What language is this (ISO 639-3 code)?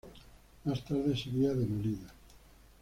spa